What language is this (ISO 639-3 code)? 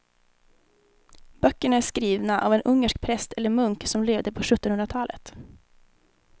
swe